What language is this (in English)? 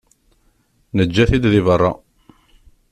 Kabyle